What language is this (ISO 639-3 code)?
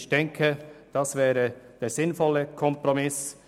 gsw